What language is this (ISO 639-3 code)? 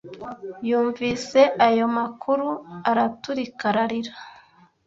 kin